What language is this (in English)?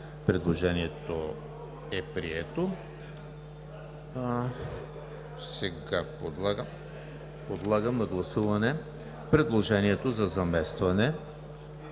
Bulgarian